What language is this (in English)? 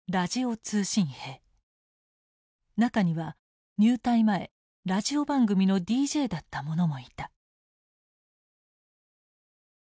Japanese